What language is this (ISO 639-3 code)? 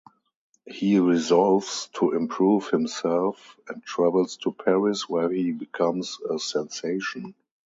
eng